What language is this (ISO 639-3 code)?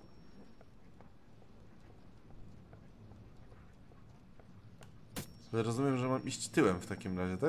pol